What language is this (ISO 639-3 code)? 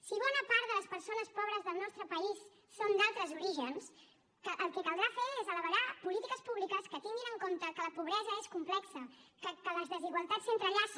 cat